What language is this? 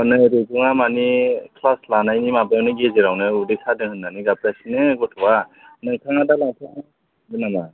Bodo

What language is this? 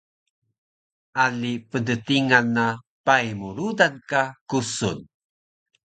Taroko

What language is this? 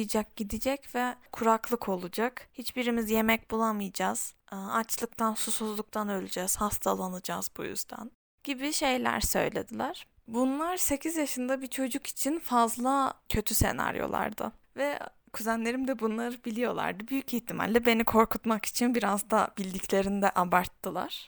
Turkish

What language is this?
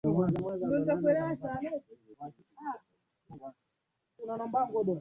Swahili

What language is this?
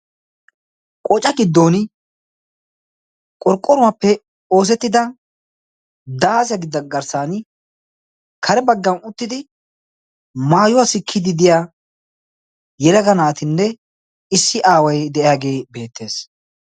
Wolaytta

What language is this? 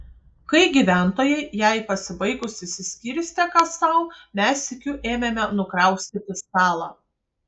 Lithuanian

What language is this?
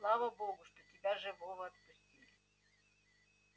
Russian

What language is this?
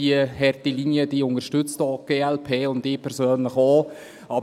Swiss German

